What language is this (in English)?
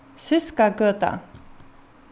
Faroese